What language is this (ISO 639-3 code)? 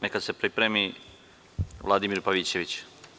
srp